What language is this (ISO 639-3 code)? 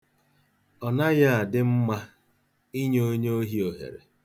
ibo